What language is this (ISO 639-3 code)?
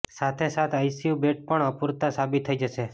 guj